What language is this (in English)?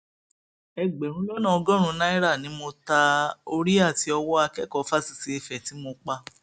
Yoruba